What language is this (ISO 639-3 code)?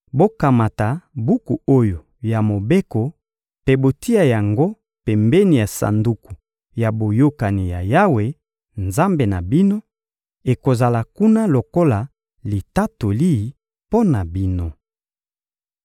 lin